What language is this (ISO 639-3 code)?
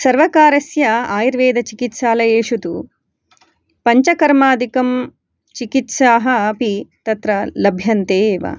san